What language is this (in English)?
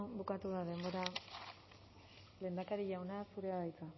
Basque